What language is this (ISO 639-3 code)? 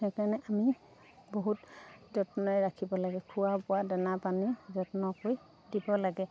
asm